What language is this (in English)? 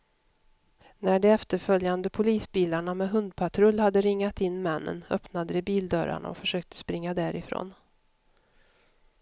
Swedish